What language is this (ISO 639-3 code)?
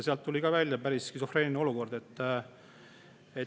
est